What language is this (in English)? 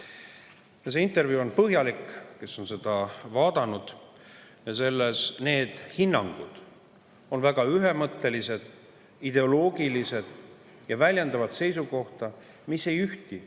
Estonian